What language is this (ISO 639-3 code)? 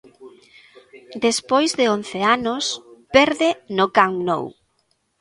glg